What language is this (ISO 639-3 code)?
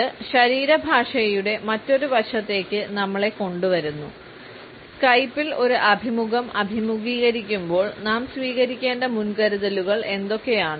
mal